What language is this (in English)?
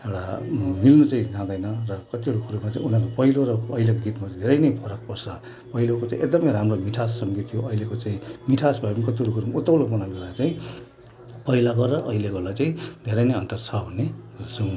Nepali